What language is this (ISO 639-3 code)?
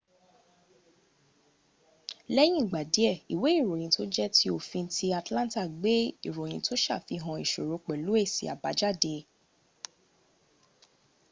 yor